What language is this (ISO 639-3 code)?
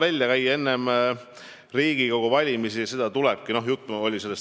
est